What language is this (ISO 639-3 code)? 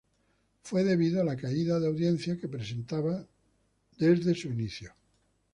spa